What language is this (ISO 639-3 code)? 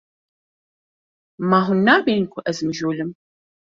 kur